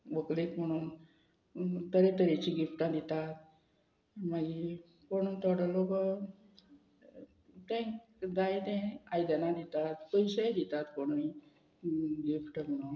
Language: Konkani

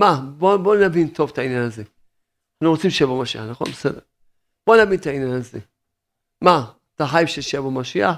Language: Hebrew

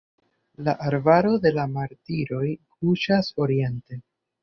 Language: Esperanto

